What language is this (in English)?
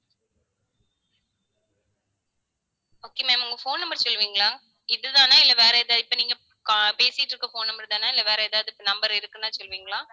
Tamil